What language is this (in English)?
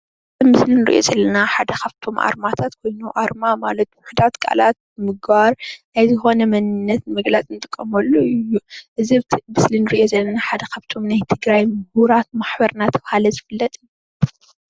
Tigrinya